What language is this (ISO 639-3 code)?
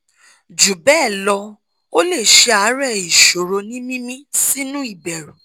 yor